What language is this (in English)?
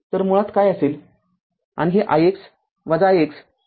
Marathi